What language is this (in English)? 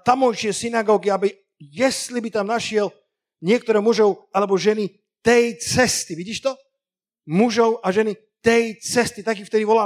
Slovak